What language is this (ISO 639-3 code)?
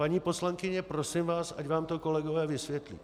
ces